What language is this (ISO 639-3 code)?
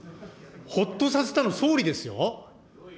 jpn